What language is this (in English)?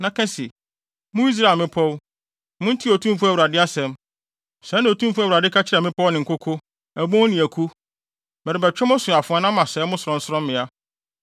Akan